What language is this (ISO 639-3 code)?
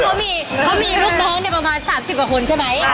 tha